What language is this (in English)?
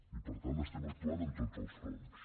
Catalan